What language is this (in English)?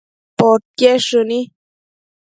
Matsés